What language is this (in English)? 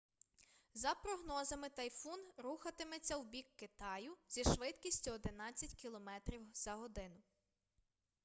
Ukrainian